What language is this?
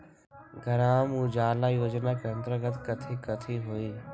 Magahi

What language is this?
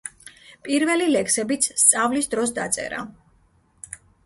Georgian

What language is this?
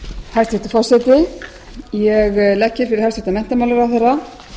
Icelandic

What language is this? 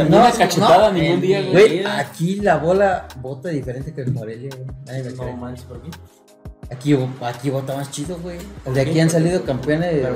Spanish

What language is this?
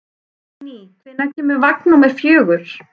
Icelandic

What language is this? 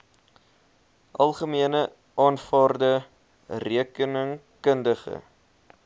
Afrikaans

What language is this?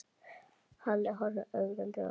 Icelandic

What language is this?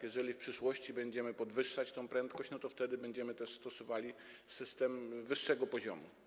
Polish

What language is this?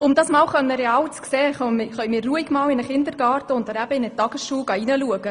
Swiss German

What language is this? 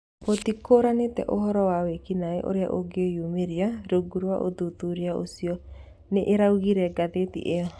Kikuyu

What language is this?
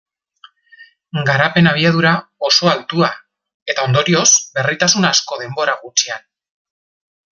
Basque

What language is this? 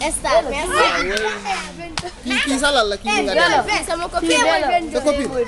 Turkish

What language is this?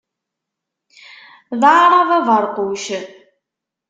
Kabyle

